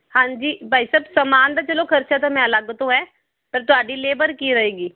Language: Punjabi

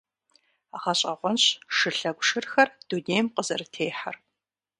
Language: Kabardian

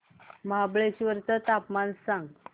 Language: Marathi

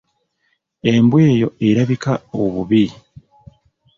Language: Ganda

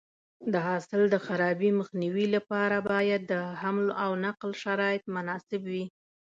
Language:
Pashto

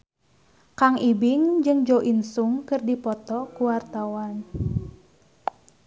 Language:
Sundanese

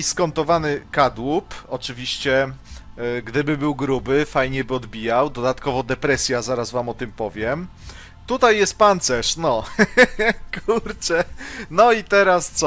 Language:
Polish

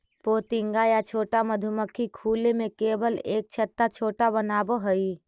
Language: Magahi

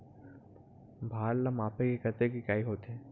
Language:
Chhattisgarhi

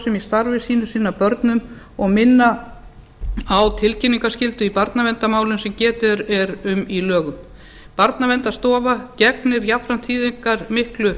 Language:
Icelandic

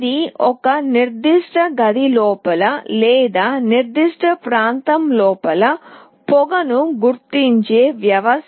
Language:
Telugu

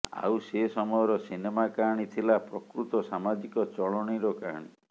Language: Odia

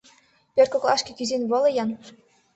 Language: Mari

